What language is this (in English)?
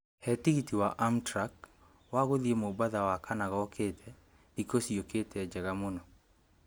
Kikuyu